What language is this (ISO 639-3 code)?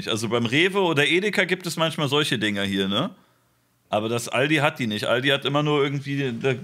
deu